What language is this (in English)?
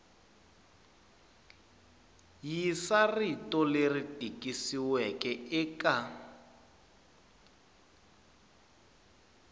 Tsonga